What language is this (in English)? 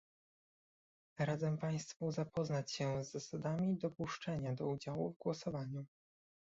Polish